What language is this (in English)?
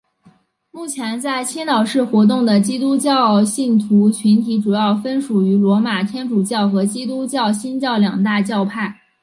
Chinese